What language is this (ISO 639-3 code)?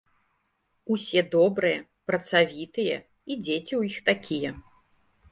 bel